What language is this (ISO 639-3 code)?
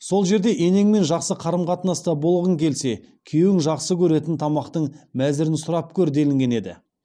kaz